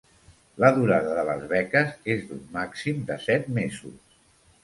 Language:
Catalan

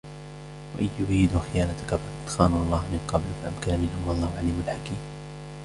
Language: Arabic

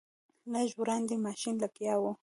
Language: Pashto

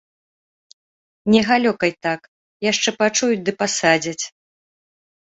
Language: Belarusian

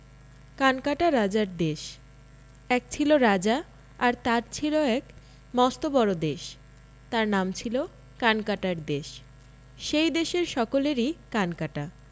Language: Bangla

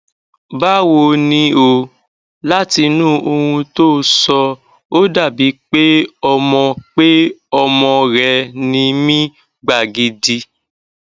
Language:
Yoruba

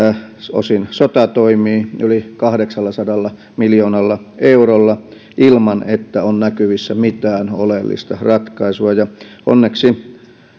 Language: Finnish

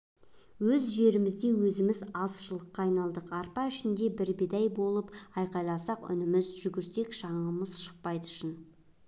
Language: Kazakh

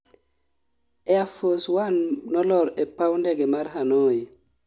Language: Luo (Kenya and Tanzania)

